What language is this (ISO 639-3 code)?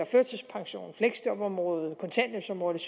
dan